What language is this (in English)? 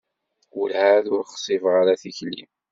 Kabyle